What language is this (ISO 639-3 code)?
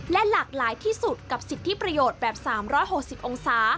tha